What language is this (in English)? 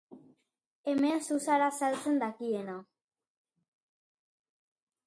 Basque